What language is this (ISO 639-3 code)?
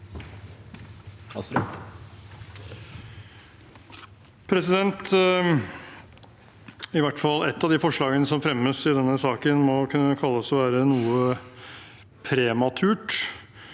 nor